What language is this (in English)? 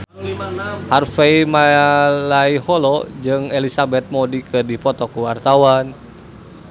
Sundanese